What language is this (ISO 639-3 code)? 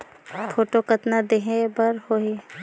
hne